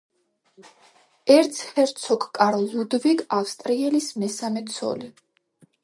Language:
Georgian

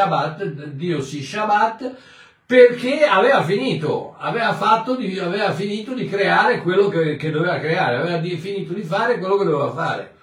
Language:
Italian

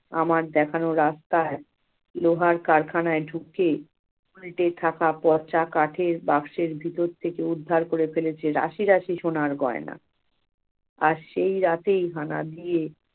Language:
Bangla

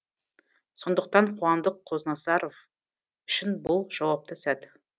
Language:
Kazakh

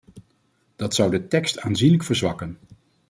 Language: Dutch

